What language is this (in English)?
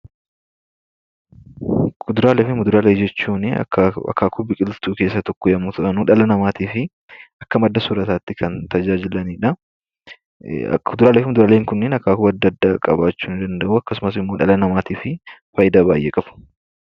Oromo